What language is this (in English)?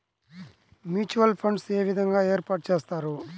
Telugu